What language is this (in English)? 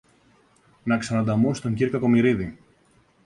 Greek